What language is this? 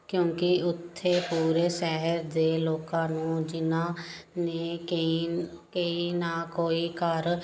Punjabi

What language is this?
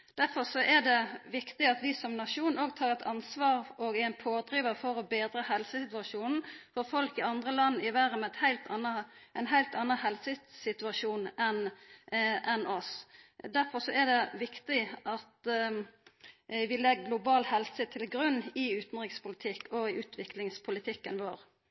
Norwegian Nynorsk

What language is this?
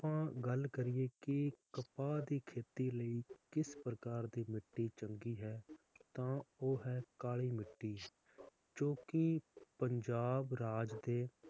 Punjabi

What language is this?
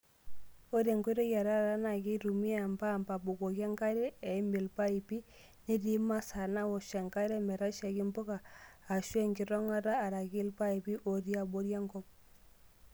Masai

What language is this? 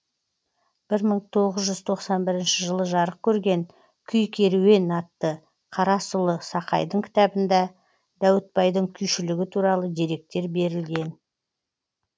Kazakh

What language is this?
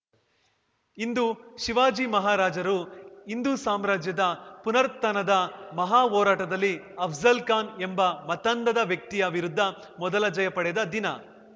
Kannada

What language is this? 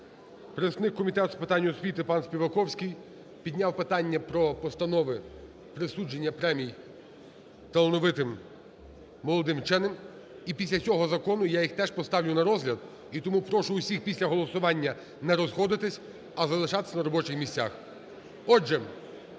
Ukrainian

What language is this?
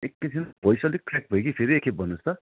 Nepali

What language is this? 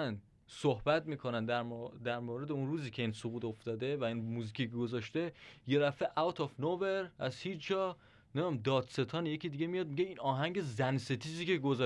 Persian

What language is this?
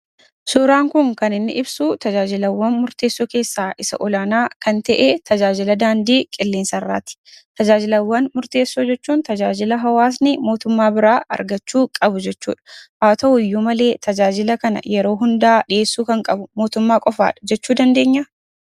Oromo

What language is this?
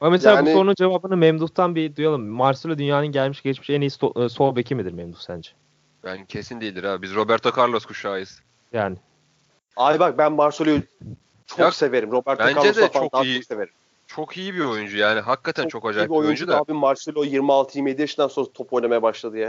Turkish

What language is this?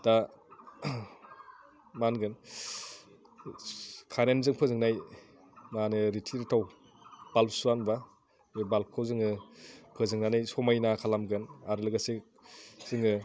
Bodo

